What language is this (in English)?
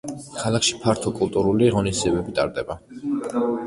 Georgian